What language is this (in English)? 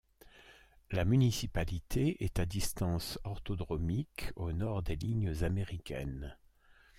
French